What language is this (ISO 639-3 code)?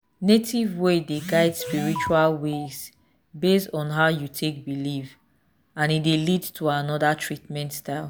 pcm